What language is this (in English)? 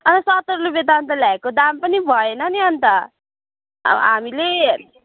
Nepali